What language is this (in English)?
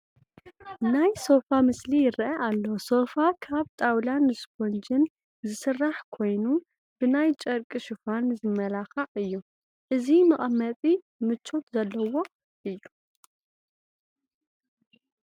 Tigrinya